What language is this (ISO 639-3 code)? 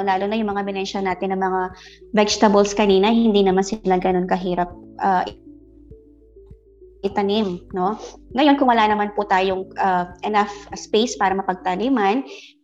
fil